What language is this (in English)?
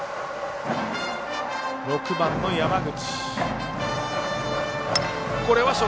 Japanese